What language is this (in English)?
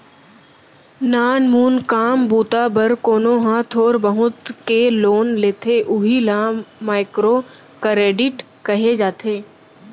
Chhattisgarhi